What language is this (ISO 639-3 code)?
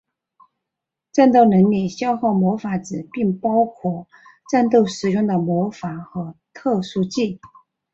zho